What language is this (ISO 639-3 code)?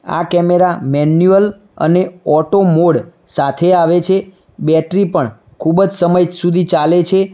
guj